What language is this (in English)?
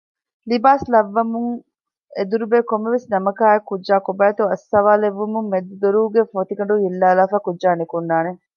Divehi